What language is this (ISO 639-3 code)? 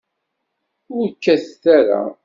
kab